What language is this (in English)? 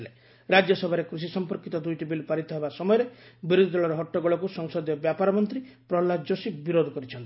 Odia